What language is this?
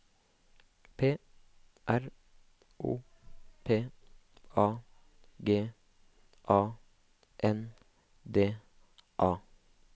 Norwegian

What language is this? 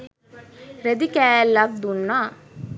Sinhala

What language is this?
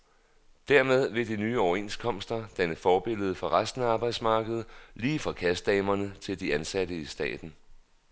Danish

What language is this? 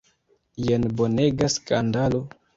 Esperanto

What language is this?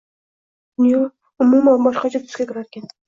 Uzbek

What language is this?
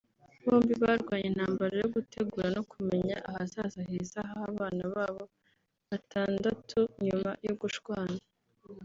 Kinyarwanda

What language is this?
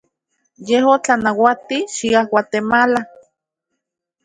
Central Puebla Nahuatl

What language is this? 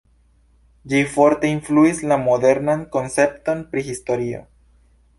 Esperanto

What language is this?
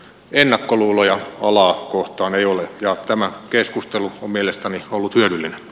Finnish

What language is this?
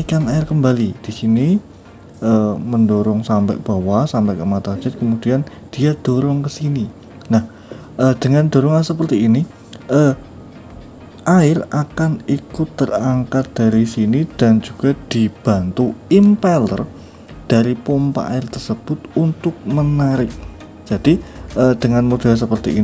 Indonesian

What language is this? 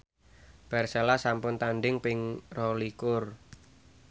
Javanese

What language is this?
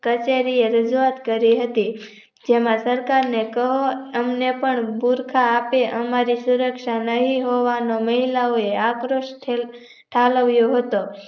Gujarati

